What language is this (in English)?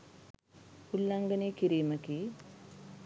Sinhala